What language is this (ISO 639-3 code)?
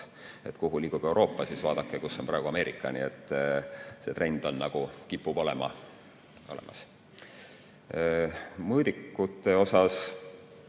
est